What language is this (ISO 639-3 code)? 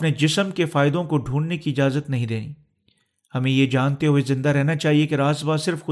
urd